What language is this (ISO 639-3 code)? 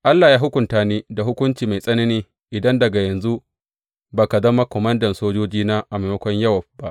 hau